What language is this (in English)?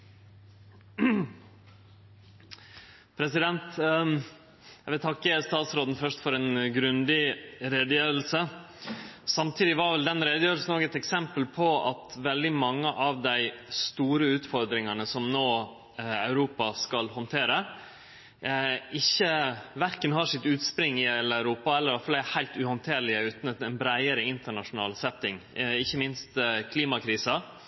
Norwegian